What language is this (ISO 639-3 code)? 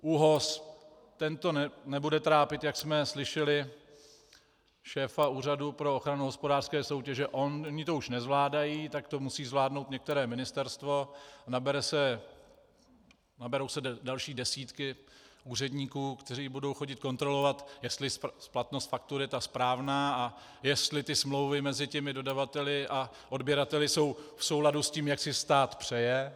ces